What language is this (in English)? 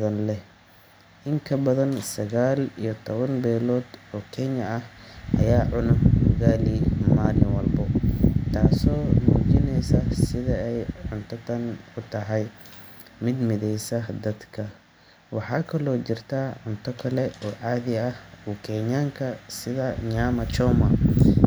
Somali